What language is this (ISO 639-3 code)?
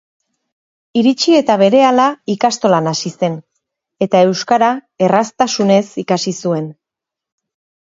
eus